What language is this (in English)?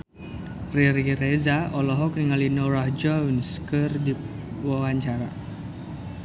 Sundanese